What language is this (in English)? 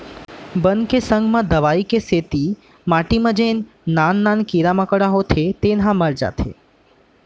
Chhattisgarhi